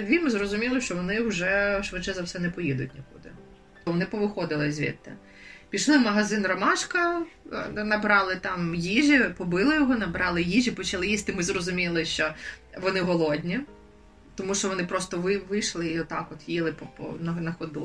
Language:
Ukrainian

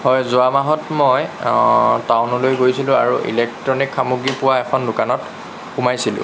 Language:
Assamese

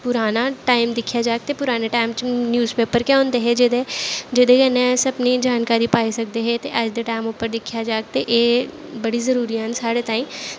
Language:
Dogri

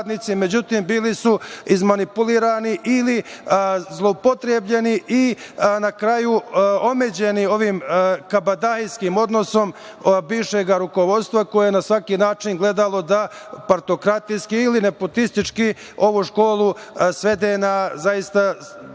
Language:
Serbian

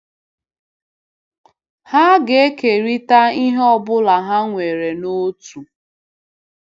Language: Igbo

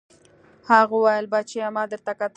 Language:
Pashto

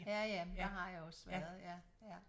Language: Danish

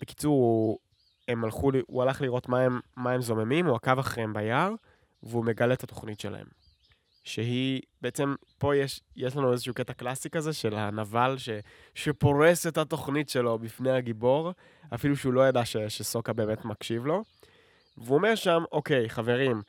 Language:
Hebrew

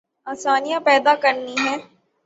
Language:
Urdu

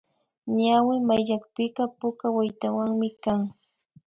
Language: Imbabura Highland Quichua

